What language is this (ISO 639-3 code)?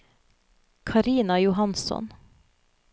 nor